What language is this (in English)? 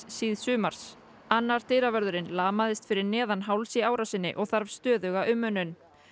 Icelandic